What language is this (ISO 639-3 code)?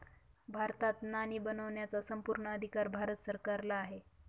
mar